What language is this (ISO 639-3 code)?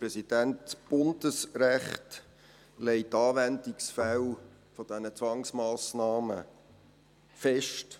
gsw